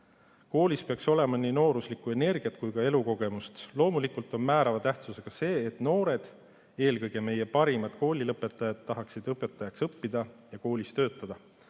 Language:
Estonian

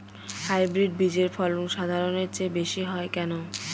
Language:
Bangla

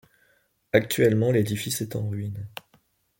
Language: French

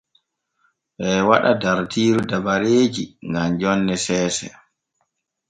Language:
Borgu Fulfulde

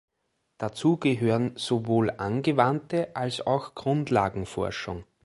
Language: German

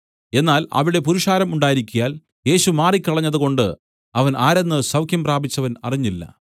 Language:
Malayalam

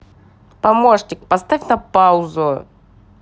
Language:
Russian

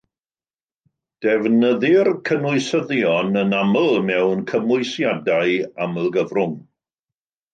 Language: Welsh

